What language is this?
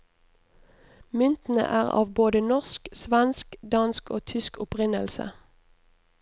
Norwegian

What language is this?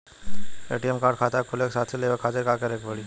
Bhojpuri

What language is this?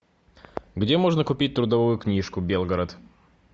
Russian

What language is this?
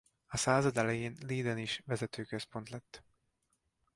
Hungarian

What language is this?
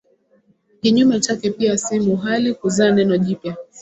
Swahili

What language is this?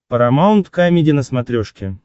Russian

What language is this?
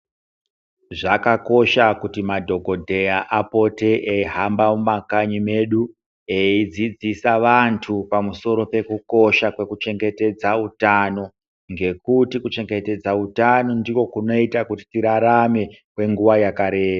Ndau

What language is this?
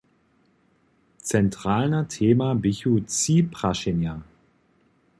Upper Sorbian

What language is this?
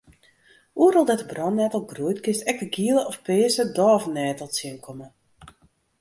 Western Frisian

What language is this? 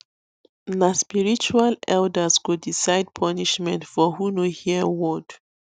Nigerian Pidgin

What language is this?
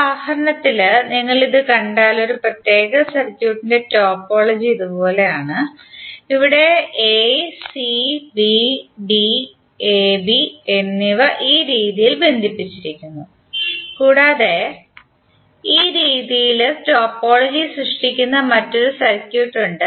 Malayalam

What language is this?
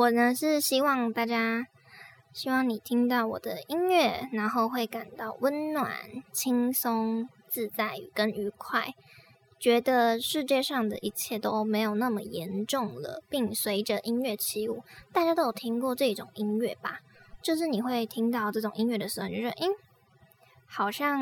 Chinese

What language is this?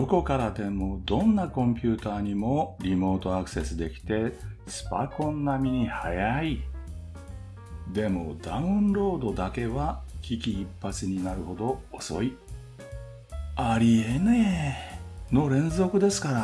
Japanese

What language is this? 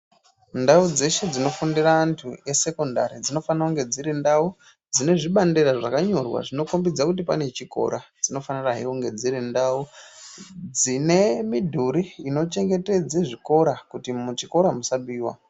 Ndau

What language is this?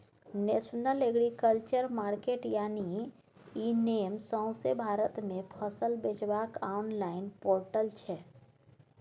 Maithili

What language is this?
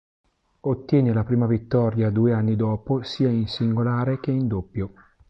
Italian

